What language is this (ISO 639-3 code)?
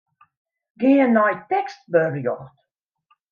fry